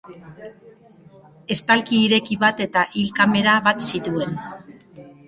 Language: Basque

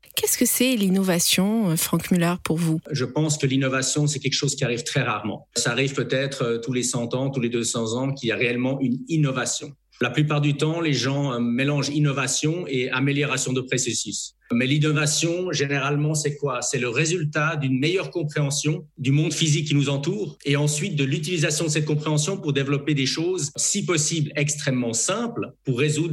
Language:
French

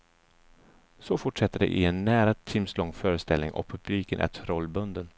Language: Swedish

